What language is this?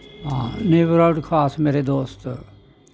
Dogri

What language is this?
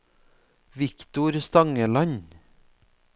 Norwegian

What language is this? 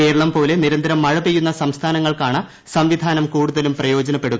Malayalam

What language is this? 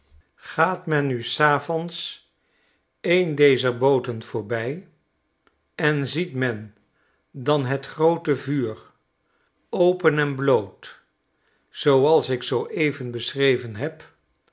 Dutch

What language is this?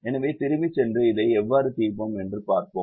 Tamil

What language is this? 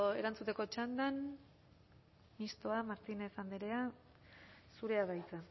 Basque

